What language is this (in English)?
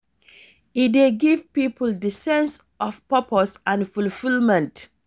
Nigerian Pidgin